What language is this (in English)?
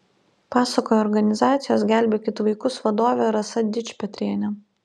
Lithuanian